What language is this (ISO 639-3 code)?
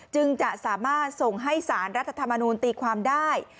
tha